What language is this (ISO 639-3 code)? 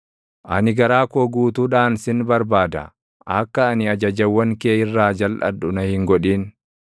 orm